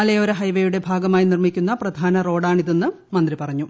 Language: Malayalam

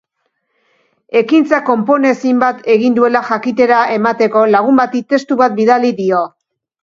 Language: Basque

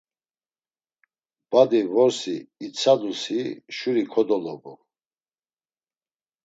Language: Laz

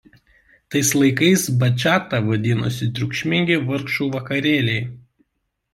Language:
Lithuanian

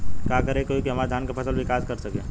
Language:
Bhojpuri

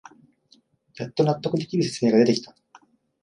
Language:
Japanese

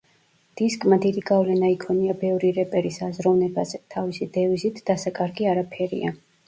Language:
Georgian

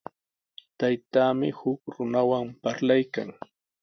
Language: Sihuas Ancash Quechua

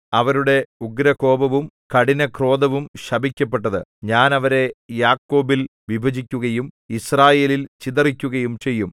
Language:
Malayalam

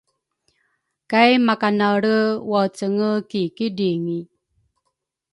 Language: Rukai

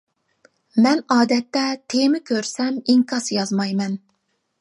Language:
Uyghur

